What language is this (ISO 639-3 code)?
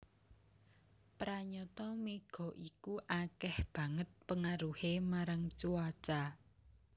jav